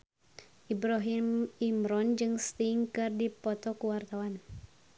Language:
Sundanese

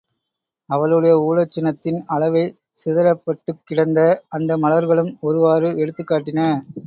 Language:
Tamil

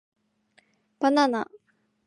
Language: Japanese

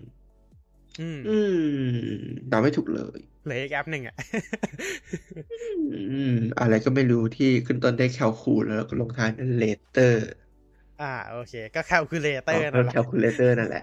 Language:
Thai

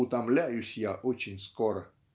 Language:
Russian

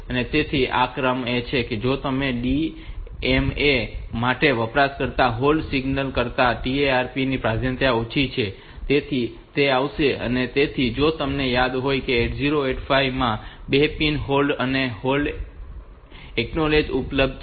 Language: Gujarati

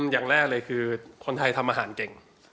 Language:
Thai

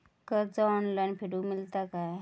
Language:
Marathi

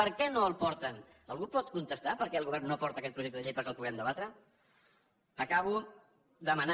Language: Catalan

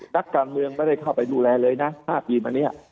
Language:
Thai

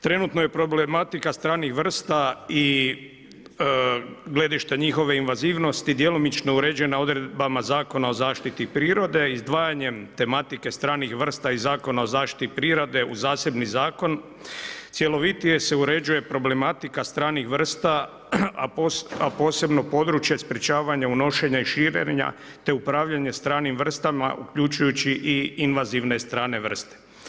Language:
Croatian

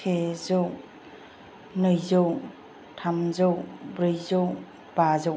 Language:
Bodo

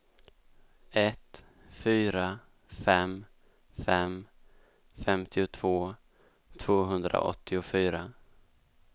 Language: Swedish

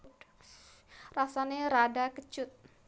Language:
Javanese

